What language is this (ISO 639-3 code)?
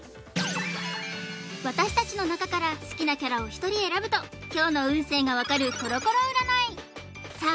jpn